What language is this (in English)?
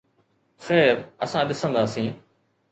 Sindhi